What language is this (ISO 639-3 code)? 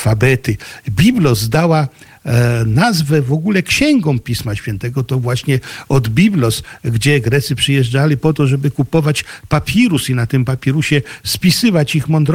pol